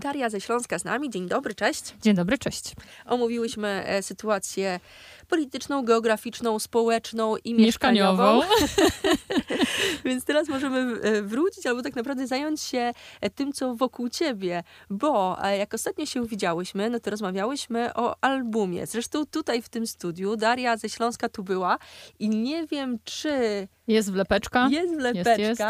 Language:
Polish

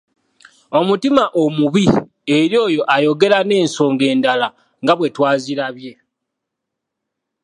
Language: Ganda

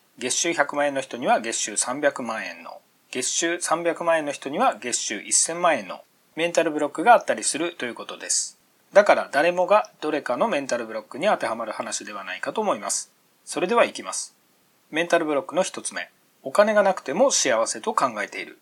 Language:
Japanese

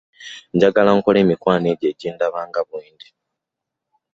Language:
Ganda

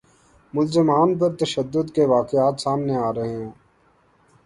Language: Urdu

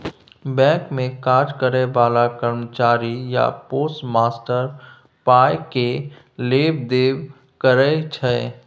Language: Maithili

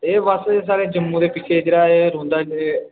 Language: Dogri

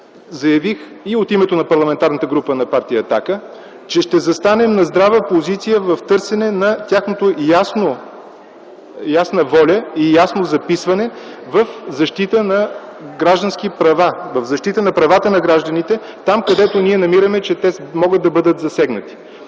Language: Bulgarian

